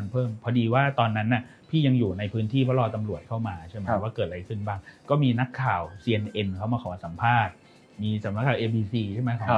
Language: Thai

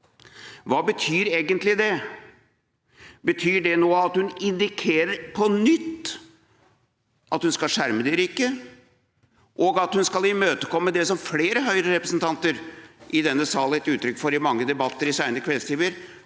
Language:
Norwegian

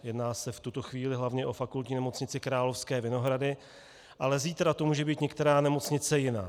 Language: Czech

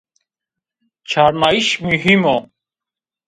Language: Zaza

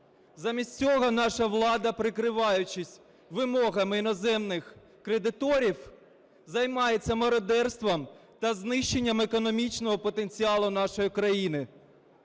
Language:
Ukrainian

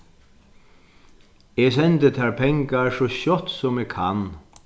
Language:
Faroese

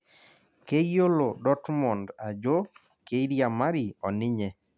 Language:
Masai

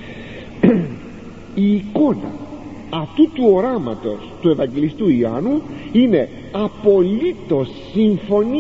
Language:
Greek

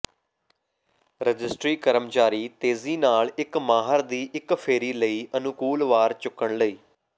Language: Punjabi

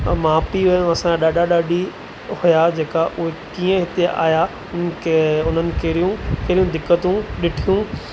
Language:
Sindhi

